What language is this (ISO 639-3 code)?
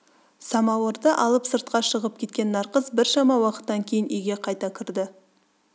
kaz